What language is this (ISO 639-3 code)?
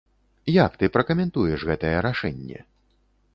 bel